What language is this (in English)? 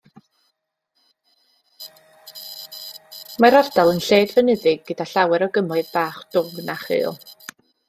Welsh